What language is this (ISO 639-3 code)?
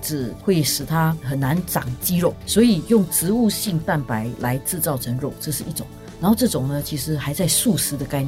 zho